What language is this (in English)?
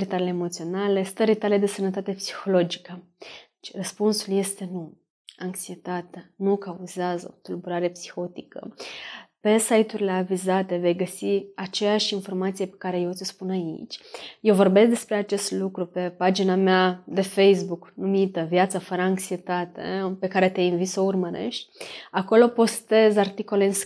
Romanian